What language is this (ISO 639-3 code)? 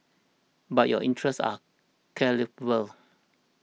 eng